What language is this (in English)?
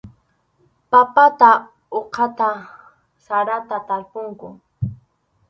Arequipa-La Unión Quechua